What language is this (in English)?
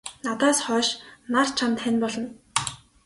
Mongolian